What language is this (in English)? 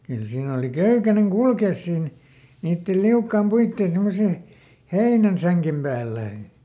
Finnish